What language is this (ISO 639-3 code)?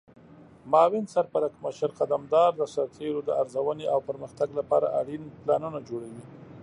pus